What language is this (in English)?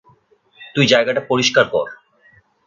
Bangla